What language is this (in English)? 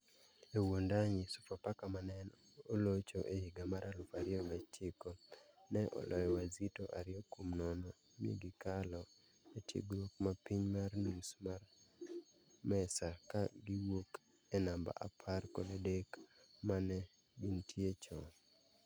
Luo (Kenya and Tanzania)